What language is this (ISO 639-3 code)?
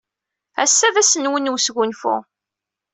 kab